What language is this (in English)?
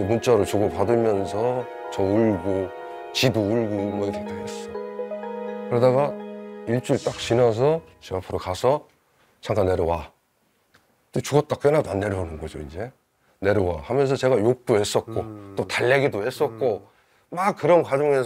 Korean